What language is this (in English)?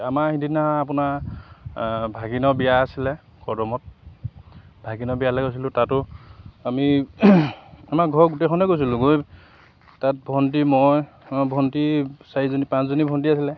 Assamese